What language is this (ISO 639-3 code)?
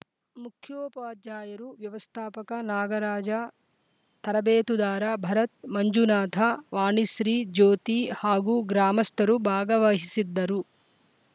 kan